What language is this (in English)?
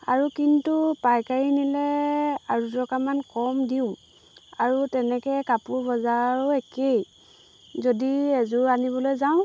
Assamese